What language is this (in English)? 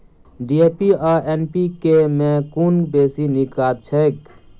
Maithili